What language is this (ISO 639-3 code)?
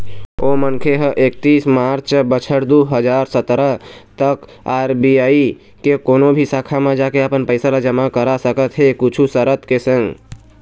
hne